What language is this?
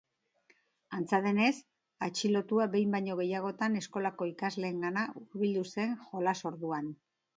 Basque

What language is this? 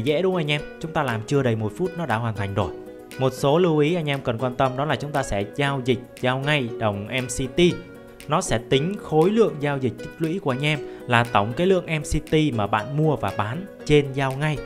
Vietnamese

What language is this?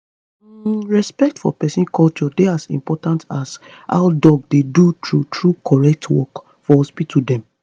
Nigerian Pidgin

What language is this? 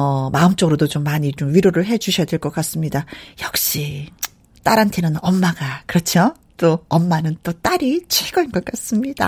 Korean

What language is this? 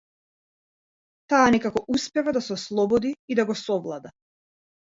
Macedonian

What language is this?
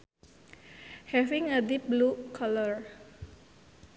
Sundanese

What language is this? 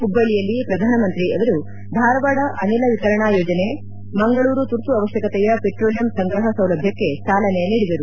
Kannada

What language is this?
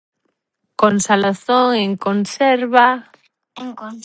Galician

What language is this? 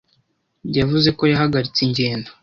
Kinyarwanda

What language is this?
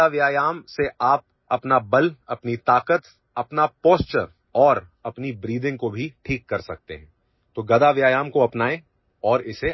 Odia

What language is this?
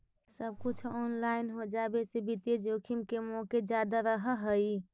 Magahi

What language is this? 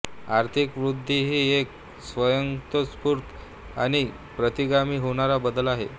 Marathi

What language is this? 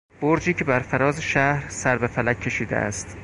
Persian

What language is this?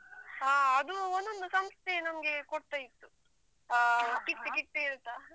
Kannada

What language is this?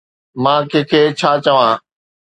Sindhi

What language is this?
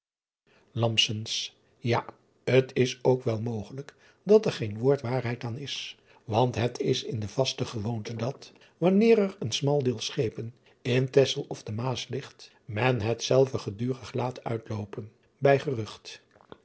Dutch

